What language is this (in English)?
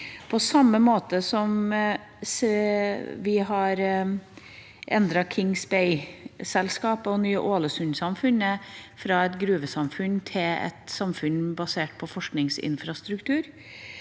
Norwegian